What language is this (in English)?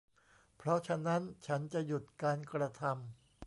Thai